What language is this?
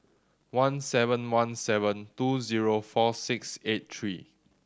English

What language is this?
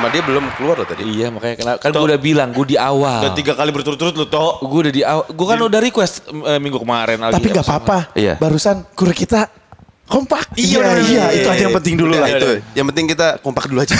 Indonesian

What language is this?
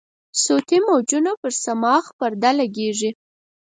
Pashto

